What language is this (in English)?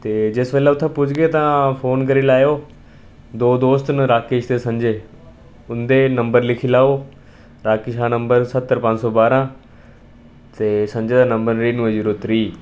Dogri